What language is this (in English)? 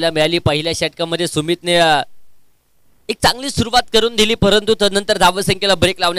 Hindi